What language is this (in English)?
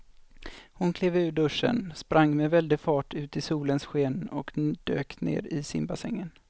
Swedish